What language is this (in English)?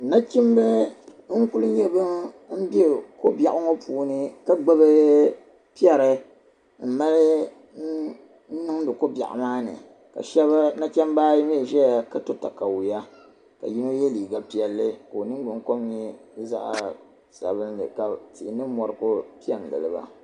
Dagbani